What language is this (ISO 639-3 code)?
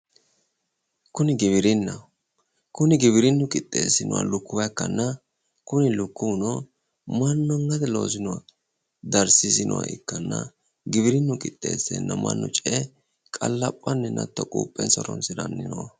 sid